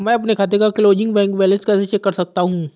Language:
Hindi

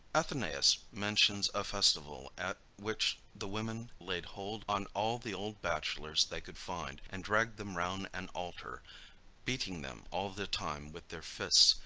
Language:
English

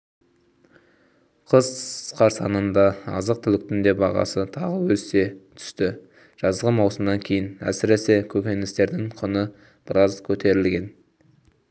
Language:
Kazakh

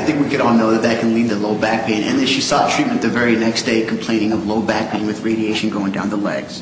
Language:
English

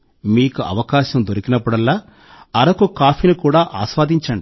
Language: Telugu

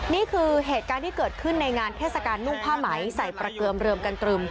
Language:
Thai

